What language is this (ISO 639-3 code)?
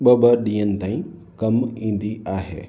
snd